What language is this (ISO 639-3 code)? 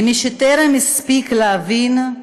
heb